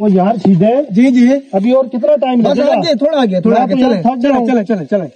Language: Hindi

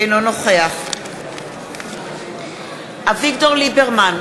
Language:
Hebrew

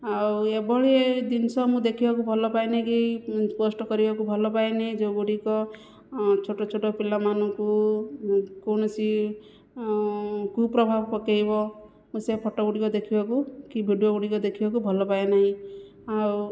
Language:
Odia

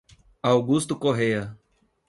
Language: Portuguese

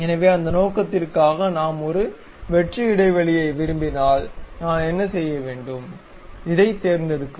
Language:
Tamil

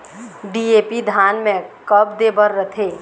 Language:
Chhattisgarhi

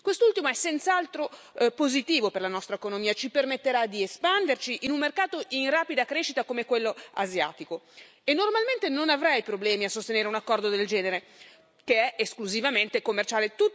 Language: Italian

